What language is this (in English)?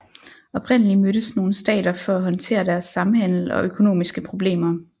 Danish